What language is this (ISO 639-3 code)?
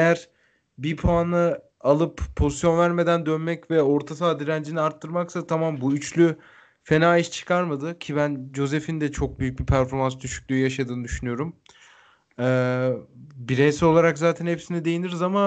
tur